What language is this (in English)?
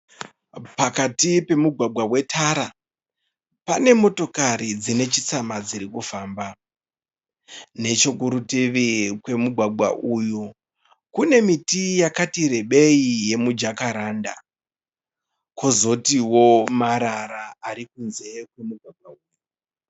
Shona